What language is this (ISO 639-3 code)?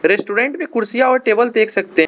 hin